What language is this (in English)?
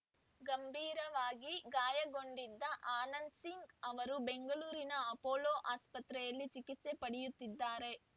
Kannada